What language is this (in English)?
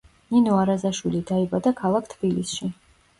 Georgian